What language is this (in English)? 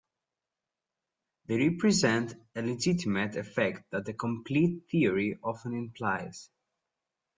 English